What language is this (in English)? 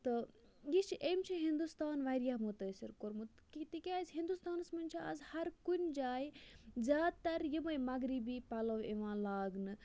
Kashmiri